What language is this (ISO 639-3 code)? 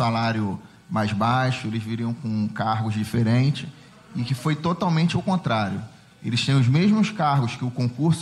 por